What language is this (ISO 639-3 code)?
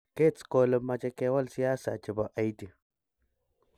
kln